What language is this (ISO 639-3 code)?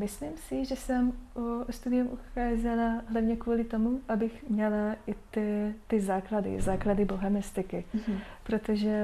ces